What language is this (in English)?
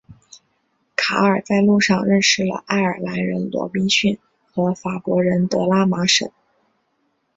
Chinese